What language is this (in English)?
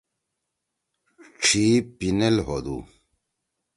Torwali